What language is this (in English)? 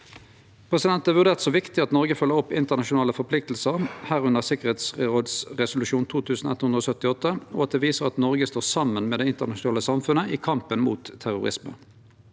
Norwegian